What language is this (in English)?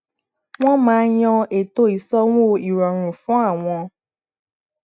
Yoruba